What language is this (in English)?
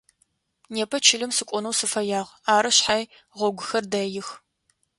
Adyghe